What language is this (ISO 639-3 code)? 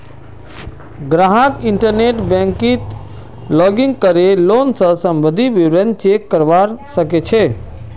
mag